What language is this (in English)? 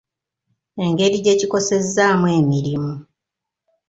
Ganda